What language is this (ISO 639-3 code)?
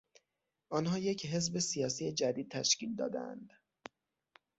fas